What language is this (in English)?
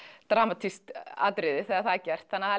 Icelandic